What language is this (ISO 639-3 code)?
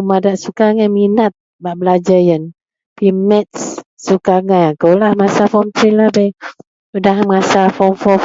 mel